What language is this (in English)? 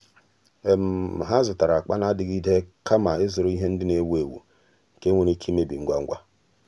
Igbo